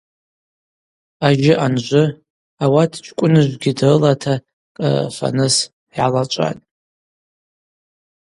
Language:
Abaza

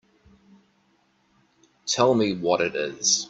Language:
English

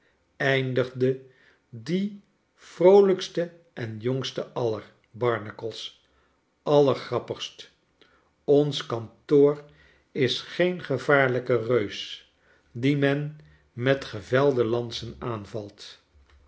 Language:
Dutch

